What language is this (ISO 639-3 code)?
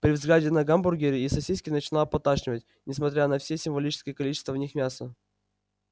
rus